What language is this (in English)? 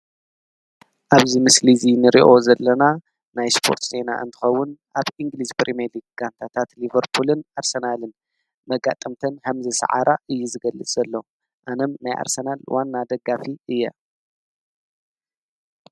Tigrinya